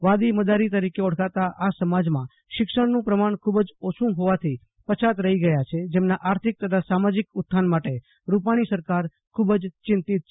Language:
Gujarati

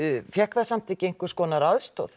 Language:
Icelandic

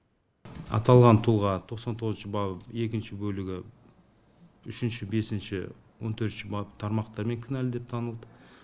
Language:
Kazakh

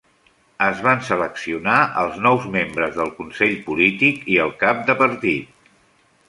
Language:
Catalan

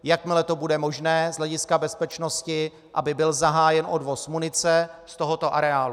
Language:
Czech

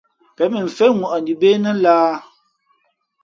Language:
Fe'fe'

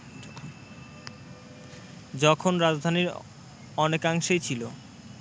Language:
Bangla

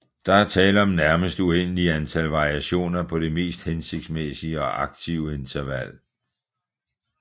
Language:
Danish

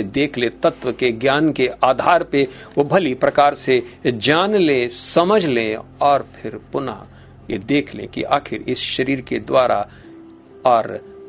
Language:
Hindi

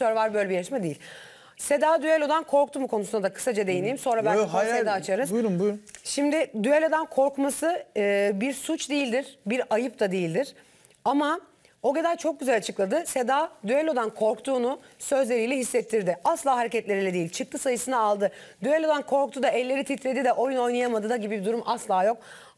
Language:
Turkish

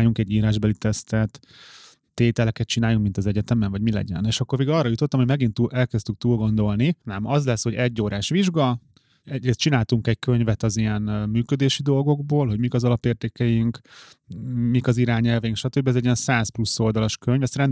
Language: Hungarian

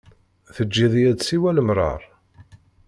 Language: Kabyle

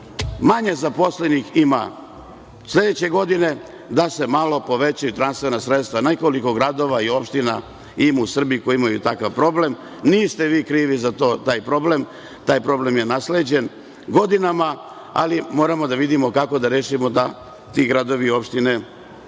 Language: Serbian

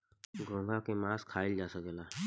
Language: Bhojpuri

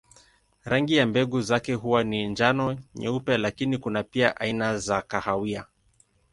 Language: Swahili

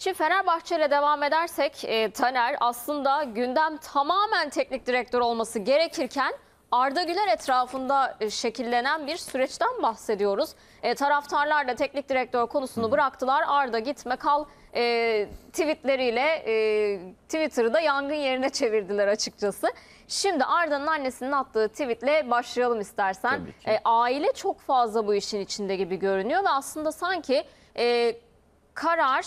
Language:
Turkish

